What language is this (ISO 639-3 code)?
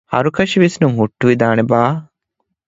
div